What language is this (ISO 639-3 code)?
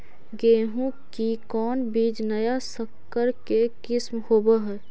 mag